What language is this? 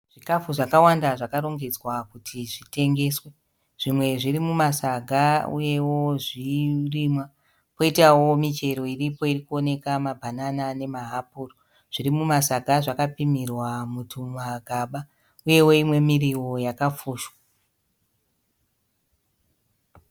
Shona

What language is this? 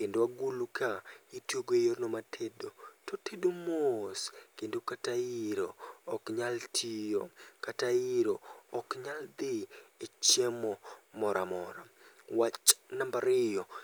Luo (Kenya and Tanzania)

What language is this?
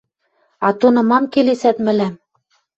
Western Mari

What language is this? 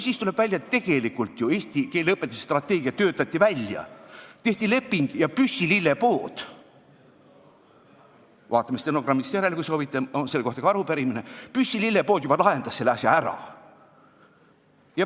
Estonian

